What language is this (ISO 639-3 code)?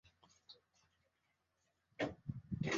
swa